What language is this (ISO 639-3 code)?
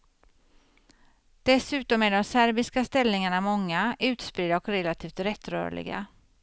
swe